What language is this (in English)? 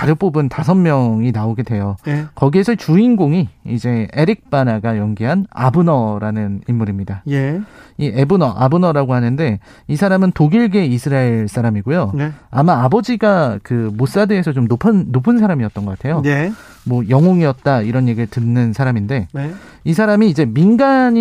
Korean